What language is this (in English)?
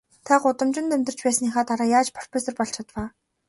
Mongolian